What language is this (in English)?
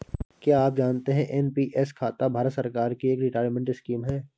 Hindi